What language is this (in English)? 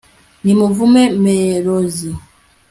Kinyarwanda